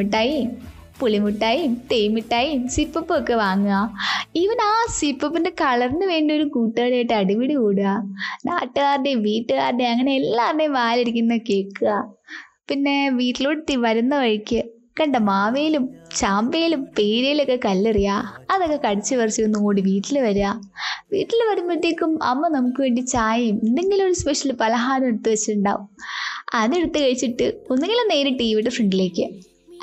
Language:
Malayalam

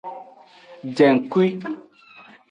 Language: Aja (Benin)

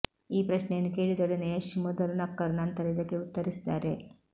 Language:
Kannada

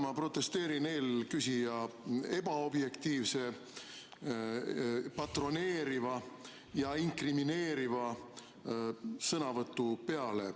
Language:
Estonian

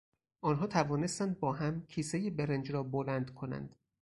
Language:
Persian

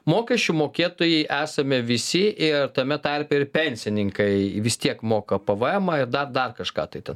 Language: Lithuanian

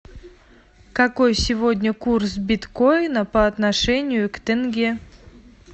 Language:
Russian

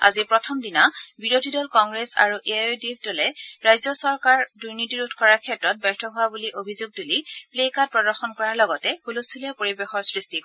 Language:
Assamese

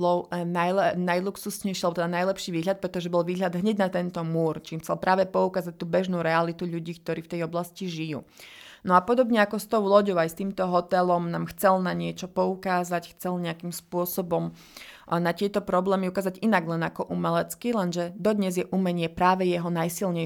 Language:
Slovak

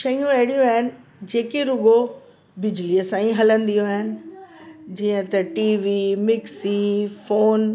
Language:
Sindhi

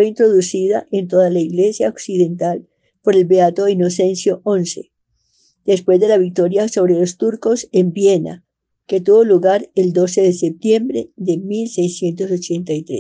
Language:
Spanish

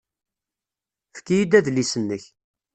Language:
Kabyle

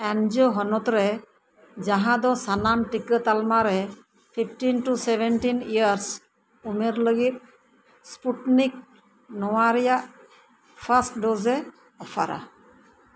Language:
Santali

